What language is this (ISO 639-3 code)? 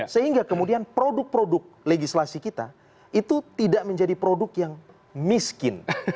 ind